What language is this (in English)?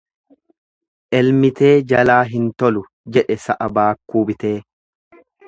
Oromo